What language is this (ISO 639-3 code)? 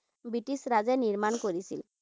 asm